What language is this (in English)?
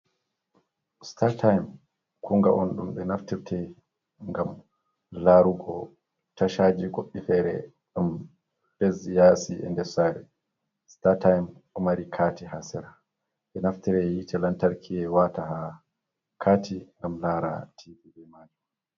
Fula